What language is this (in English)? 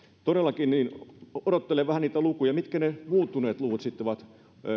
Finnish